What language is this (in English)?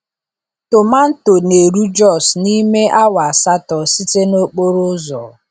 Igbo